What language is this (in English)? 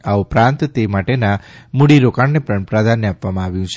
Gujarati